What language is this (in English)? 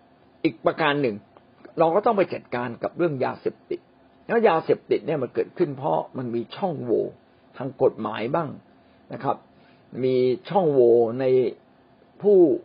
Thai